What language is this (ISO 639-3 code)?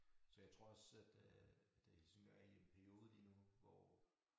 dan